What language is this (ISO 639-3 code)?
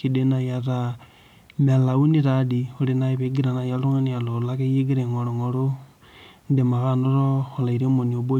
mas